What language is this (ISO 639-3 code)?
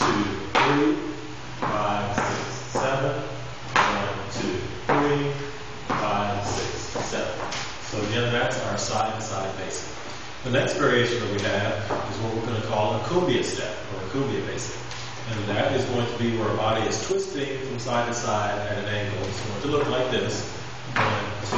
eng